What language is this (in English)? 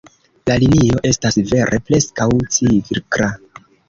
Esperanto